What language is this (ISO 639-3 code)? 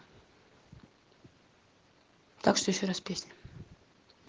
rus